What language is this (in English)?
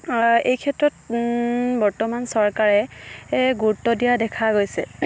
Assamese